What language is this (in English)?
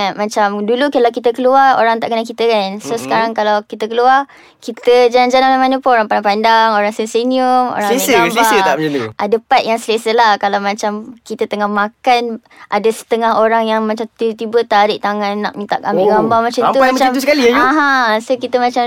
Malay